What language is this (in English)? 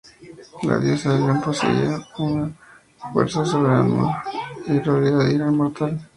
Spanish